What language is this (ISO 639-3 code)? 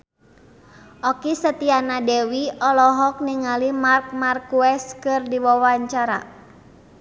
sun